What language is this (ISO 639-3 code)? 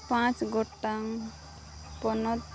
sat